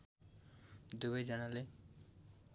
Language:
Nepali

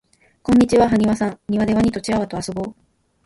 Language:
Japanese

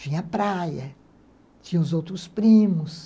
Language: Portuguese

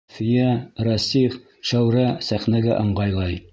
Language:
Bashkir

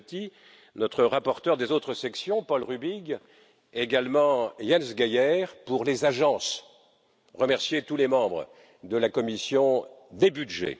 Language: French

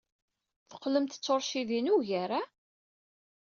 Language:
Kabyle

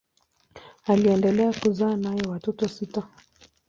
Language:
Swahili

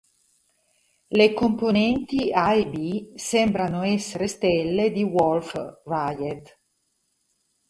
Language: Italian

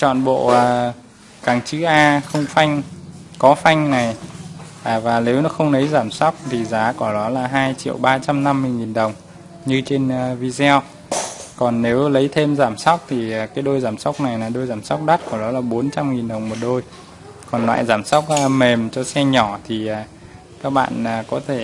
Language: Vietnamese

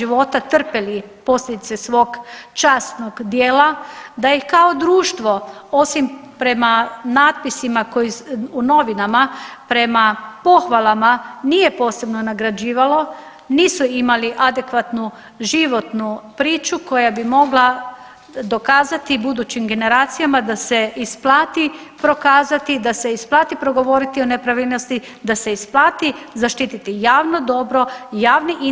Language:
Croatian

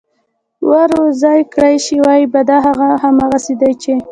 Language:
Pashto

